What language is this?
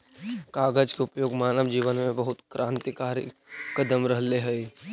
Magahi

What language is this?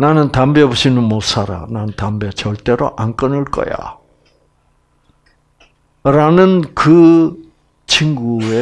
Korean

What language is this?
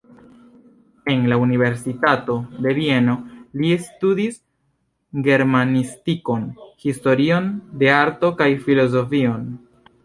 Esperanto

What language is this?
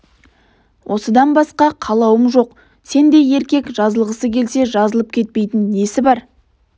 Kazakh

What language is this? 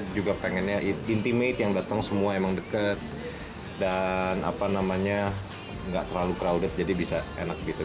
Indonesian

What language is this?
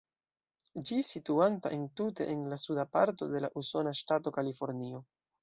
Esperanto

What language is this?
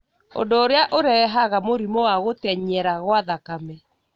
Kikuyu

